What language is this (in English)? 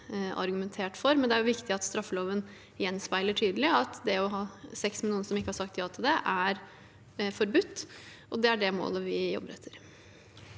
Norwegian